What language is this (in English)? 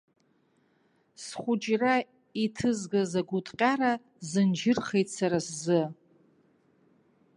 Abkhazian